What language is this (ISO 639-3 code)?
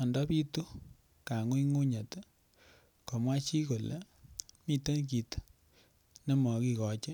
kln